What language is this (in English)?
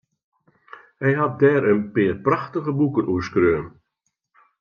Western Frisian